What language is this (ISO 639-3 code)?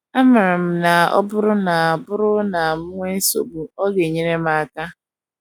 ibo